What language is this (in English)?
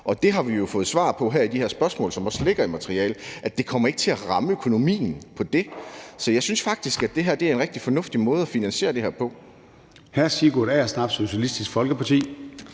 Danish